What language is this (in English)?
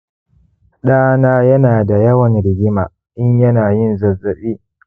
Hausa